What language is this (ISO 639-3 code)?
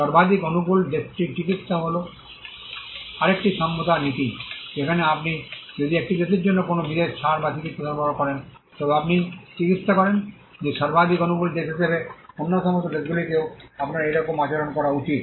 ben